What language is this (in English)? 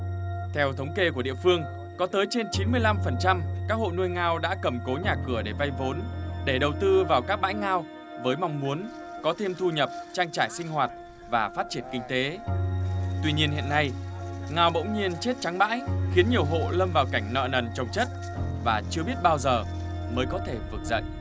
Vietnamese